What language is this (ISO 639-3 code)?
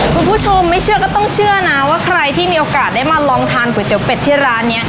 tha